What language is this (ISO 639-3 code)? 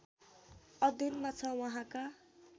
nep